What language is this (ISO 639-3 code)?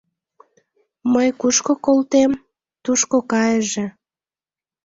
chm